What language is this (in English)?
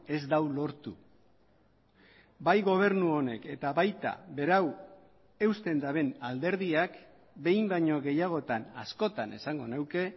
Basque